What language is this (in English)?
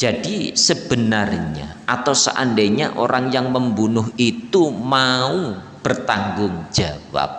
Indonesian